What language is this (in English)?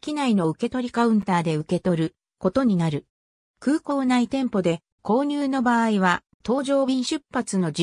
Japanese